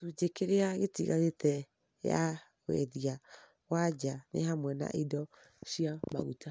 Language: Kikuyu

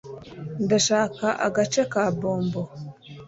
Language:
Kinyarwanda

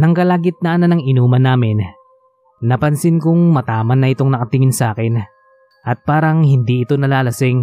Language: Filipino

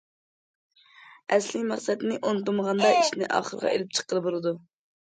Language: Uyghur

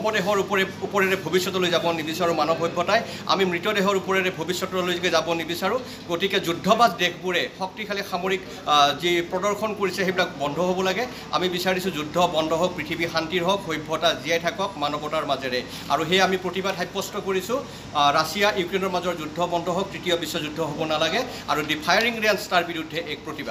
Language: Indonesian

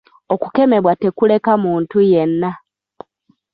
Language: Ganda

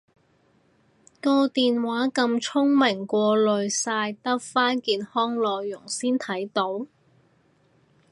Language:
Cantonese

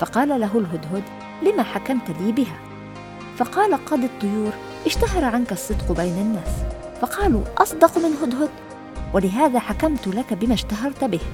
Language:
Arabic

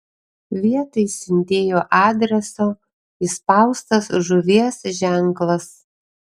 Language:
Lithuanian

